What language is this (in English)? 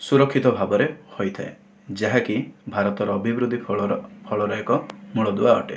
Odia